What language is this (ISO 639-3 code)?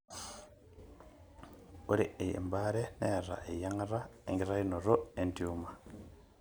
mas